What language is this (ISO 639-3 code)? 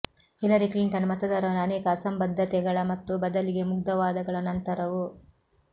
kan